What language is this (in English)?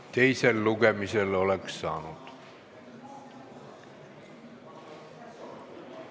Estonian